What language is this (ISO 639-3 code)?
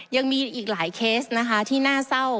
tha